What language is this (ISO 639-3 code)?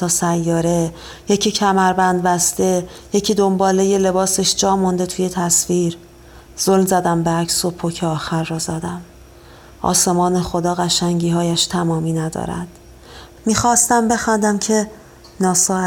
fas